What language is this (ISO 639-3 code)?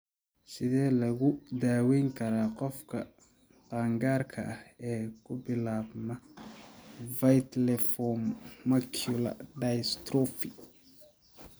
som